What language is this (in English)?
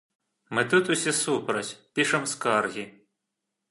Belarusian